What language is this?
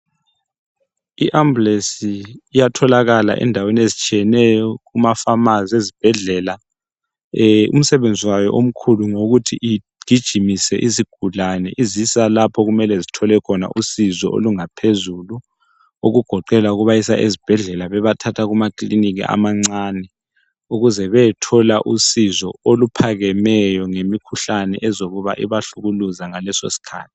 North Ndebele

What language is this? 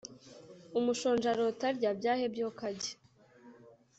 Kinyarwanda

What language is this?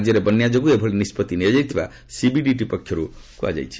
Odia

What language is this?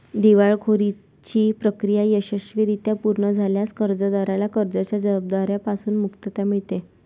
Marathi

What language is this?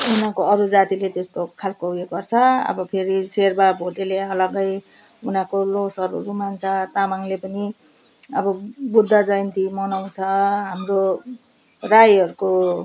Nepali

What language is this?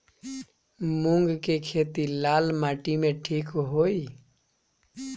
Bhojpuri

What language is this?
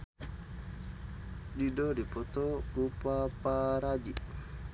Sundanese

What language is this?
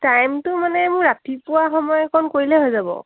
Assamese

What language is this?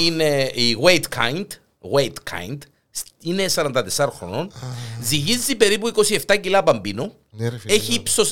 Greek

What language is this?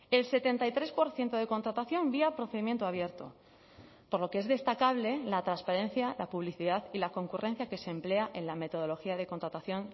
Spanish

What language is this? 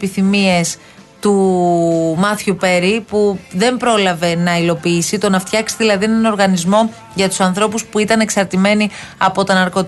Greek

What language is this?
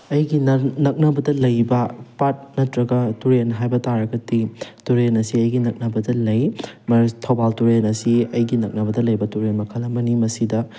Manipuri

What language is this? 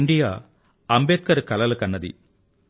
Telugu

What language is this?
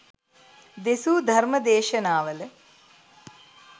Sinhala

